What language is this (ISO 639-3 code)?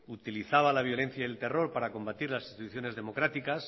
spa